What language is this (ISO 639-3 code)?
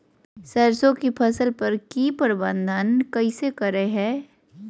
mag